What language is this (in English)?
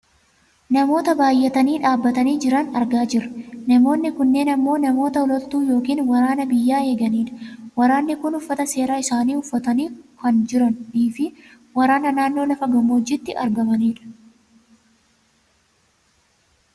Oromo